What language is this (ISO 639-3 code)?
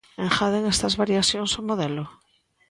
glg